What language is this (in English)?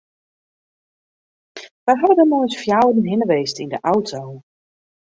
Western Frisian